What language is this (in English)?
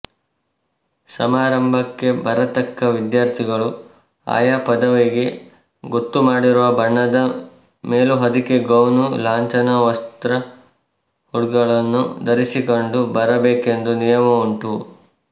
Kannada